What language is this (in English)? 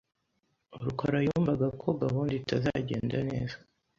Kinyarwanda